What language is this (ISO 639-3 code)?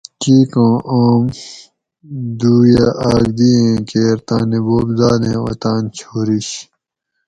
gwc